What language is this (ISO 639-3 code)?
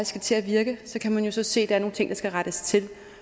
dan